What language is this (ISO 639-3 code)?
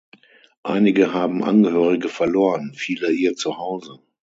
deu